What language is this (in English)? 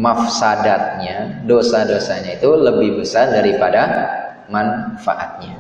Indonesian